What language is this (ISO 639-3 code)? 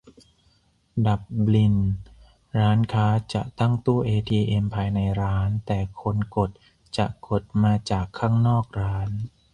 tha